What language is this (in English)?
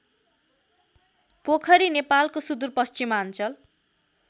Nepali